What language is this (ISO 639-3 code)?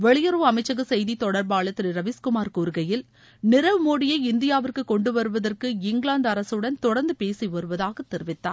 tam